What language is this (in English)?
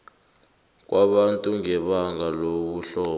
South Ndebele